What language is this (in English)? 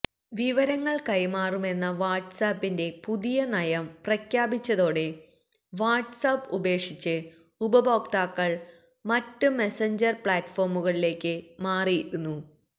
Malayalam